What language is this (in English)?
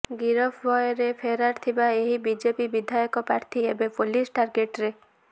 Odia